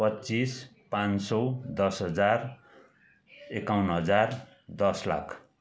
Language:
Nepali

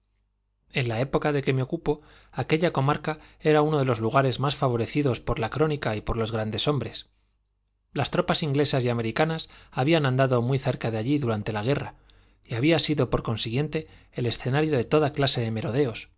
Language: Spanish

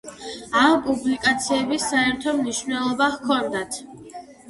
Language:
Georgian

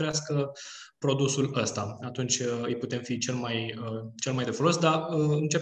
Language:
Romanian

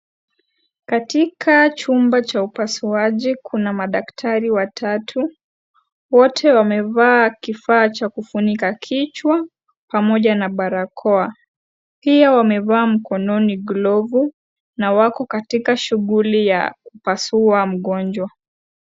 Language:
Swahili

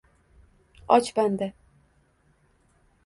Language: Uzbek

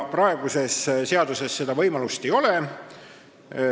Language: Estonian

